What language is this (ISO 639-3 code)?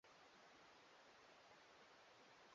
swa